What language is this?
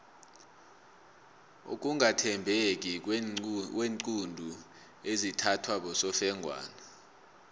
South Ndebele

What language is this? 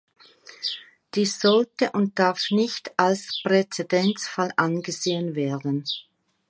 German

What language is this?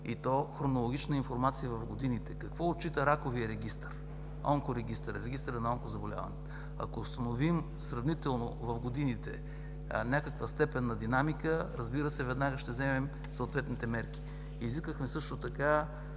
Bulgarian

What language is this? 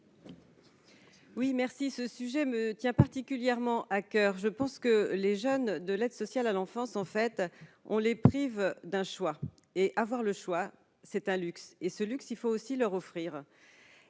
French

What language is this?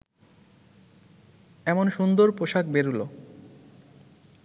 Bangla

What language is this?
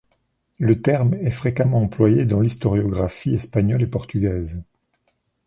French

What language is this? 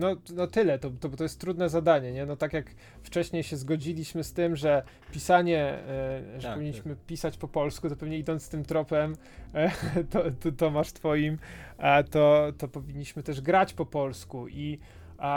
Polish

